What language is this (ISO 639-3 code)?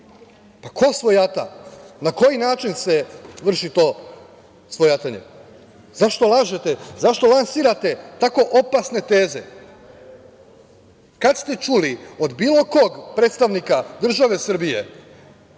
srp